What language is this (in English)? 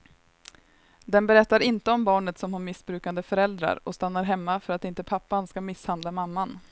Swedish